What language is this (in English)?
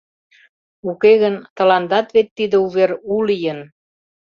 Mari